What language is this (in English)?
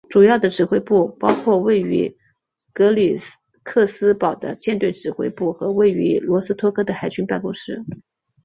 Chinese